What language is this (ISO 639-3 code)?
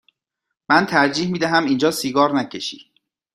fas